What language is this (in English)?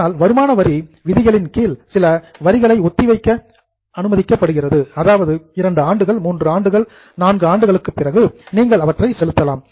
Tamil